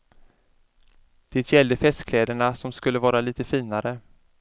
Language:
Swedish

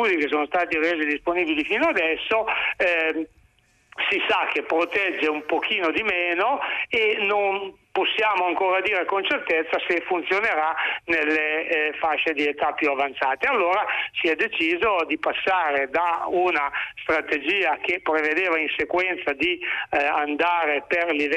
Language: Italian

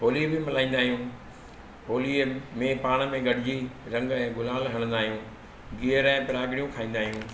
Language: Sindhi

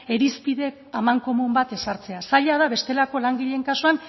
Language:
Basque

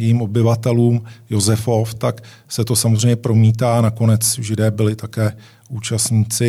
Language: Czech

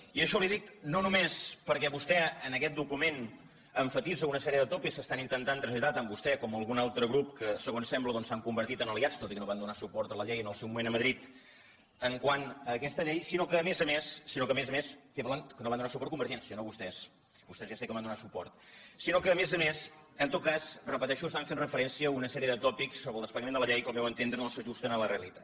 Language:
Catalan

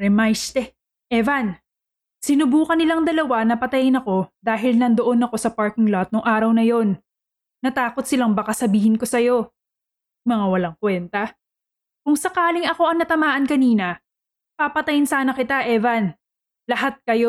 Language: Filipino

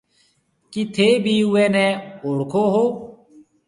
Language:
Marwari (Pakistan)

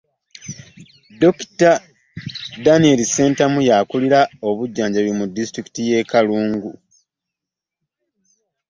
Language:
Ganda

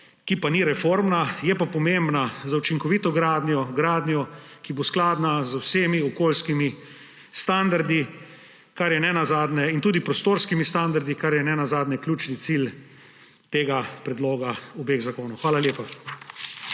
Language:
Slovenian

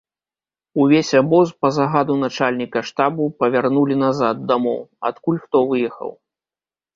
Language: Belarusian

